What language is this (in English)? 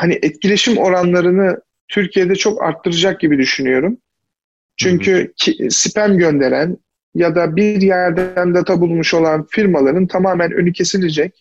Turkish